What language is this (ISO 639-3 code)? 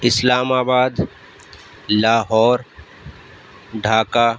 urd